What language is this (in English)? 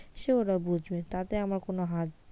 Bangla